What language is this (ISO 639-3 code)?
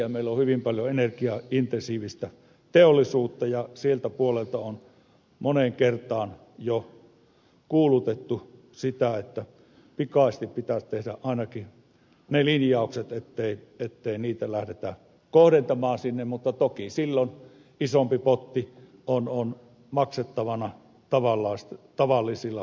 fin